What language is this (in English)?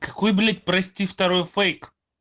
Russian